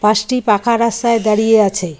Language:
Bangla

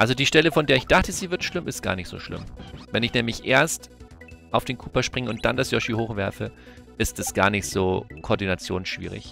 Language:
German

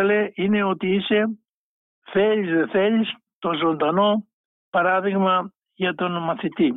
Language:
Greek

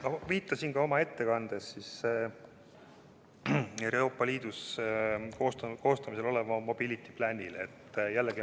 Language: Estonian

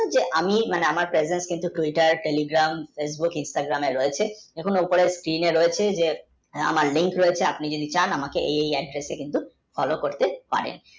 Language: Bangla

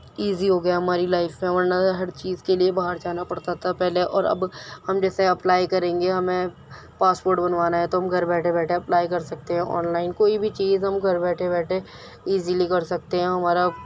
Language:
Urdu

